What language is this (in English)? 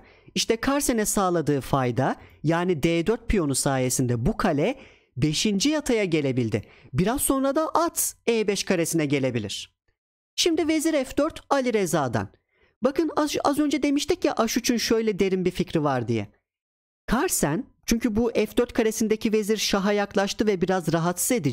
Turkish